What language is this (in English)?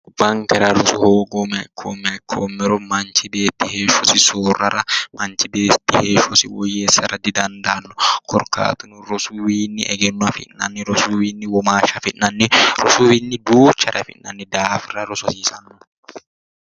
Sidamo